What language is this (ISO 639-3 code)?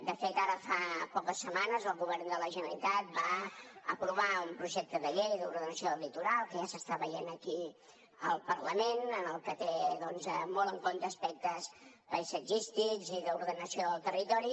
cat